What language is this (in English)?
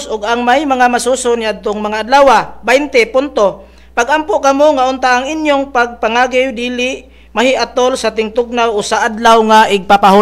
Filipino